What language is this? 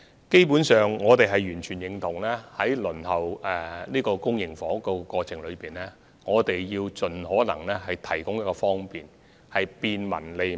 Cantonese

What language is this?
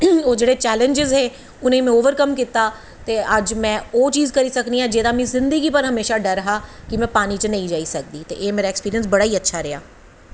Dogri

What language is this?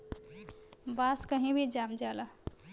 Bhojpuri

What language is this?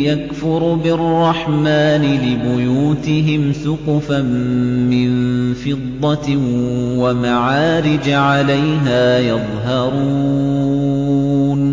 Arabic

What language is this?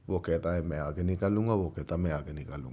Urdu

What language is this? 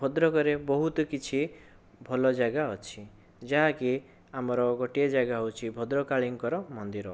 Odia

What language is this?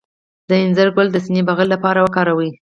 Pashto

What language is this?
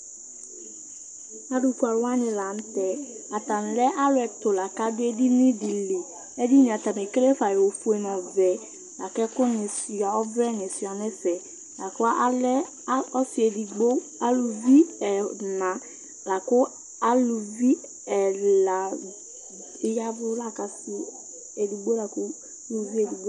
Ikposo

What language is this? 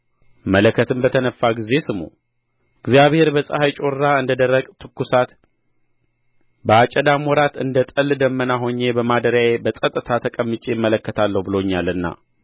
Amharic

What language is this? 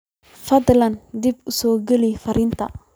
Somali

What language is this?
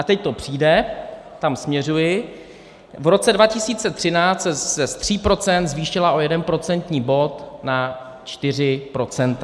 Czech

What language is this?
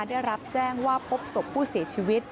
Thai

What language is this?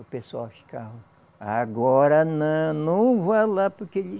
Portuguese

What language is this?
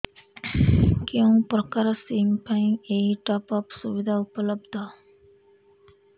Odia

